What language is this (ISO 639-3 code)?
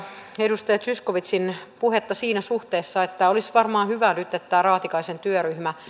fin